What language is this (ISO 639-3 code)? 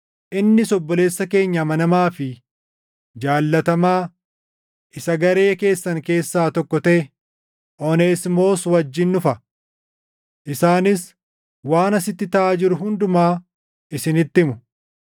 orm